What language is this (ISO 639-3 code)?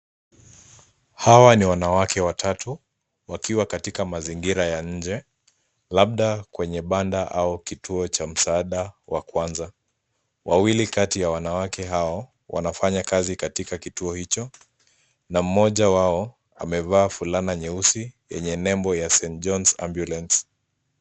swa